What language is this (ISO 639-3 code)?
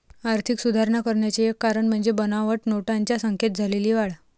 mar